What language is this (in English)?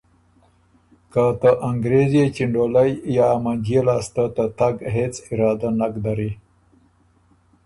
Ormuri